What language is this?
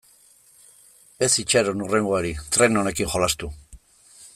Basque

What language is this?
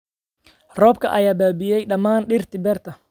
Somali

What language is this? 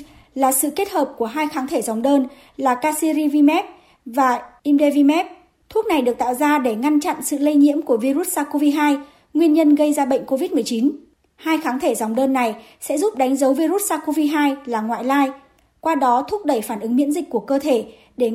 Vietnamese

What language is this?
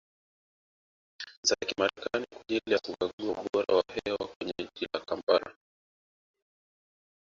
Swahili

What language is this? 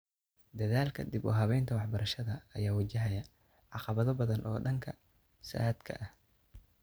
Somali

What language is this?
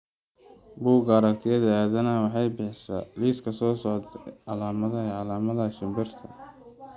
Somali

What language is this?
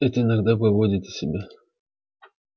Russian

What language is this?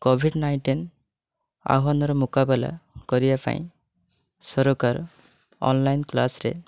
Odia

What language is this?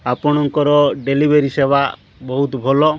Odia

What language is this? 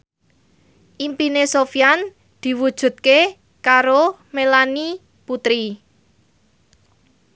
Javanese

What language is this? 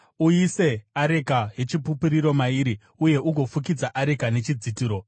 Shona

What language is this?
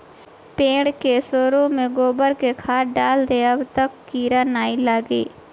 Bhojpuri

